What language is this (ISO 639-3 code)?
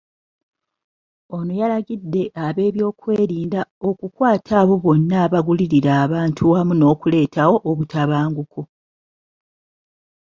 lug